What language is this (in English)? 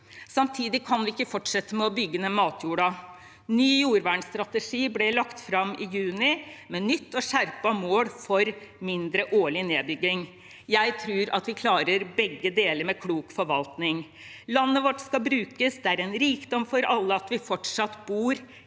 Norwegian